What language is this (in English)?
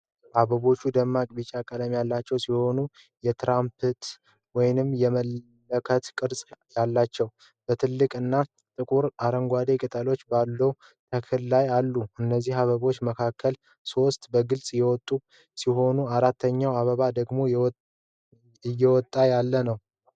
Amharic